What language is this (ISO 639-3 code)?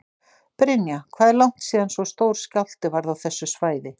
isl